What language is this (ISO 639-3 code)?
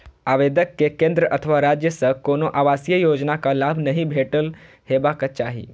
mai